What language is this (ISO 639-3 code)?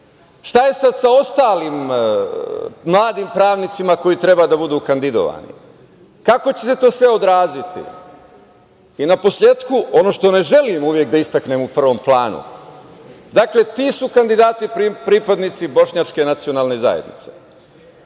srp